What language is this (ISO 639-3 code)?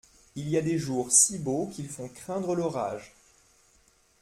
fra